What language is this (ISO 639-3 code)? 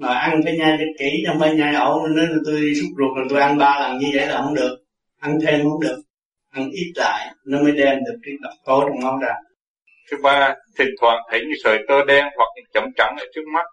vie